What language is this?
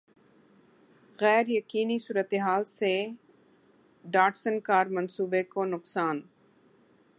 Urdu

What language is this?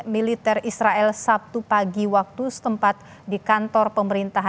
Indonesian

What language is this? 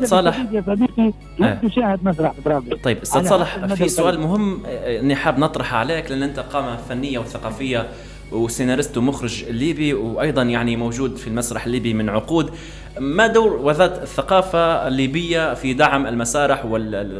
Arabic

